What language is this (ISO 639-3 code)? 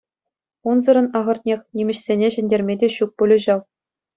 chv